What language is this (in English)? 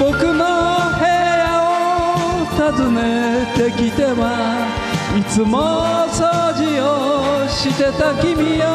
Japanese